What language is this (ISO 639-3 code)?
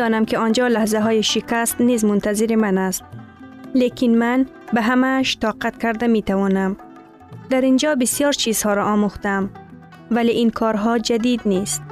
fas